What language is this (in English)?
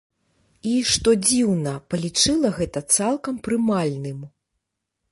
Belarusian